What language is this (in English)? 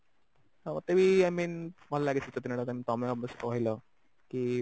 Odia